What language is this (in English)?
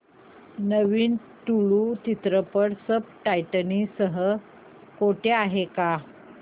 Marathi